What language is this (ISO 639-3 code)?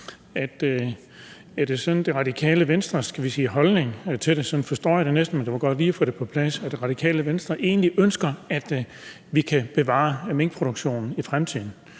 dan